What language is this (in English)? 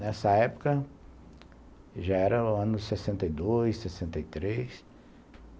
Portuguese